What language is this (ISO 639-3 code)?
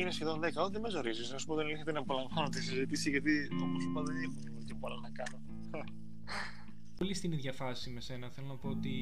ell